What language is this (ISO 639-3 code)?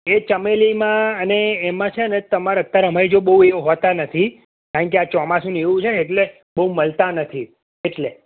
guj